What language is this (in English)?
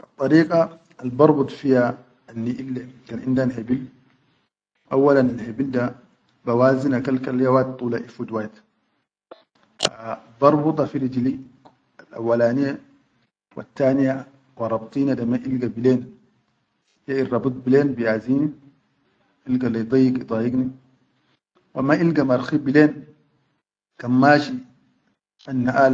Chadian Arabic